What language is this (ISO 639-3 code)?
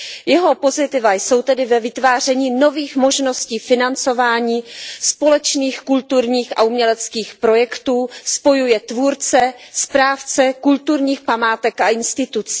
ces